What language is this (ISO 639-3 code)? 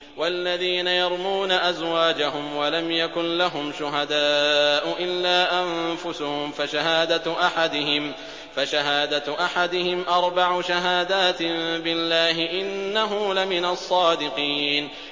ara